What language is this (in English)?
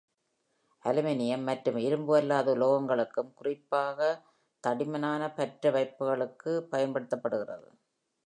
Tamil